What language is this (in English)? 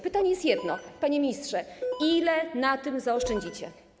Polish